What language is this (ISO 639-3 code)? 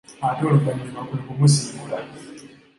lug